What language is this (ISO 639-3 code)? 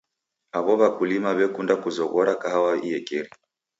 dav